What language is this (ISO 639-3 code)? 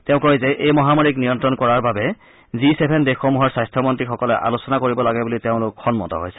asm